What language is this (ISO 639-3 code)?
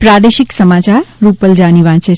guj